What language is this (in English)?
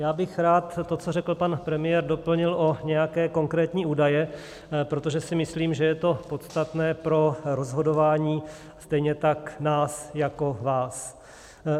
Czech